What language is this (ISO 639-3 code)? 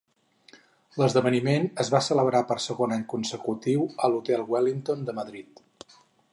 cat